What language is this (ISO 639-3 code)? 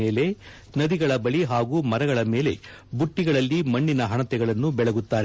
kan